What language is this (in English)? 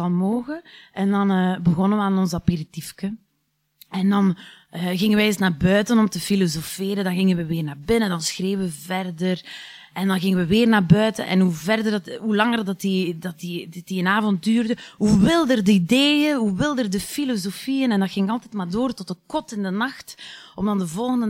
Dutch